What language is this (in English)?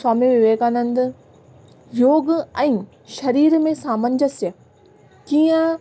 Sindhi